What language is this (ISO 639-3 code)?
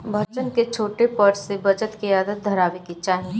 bho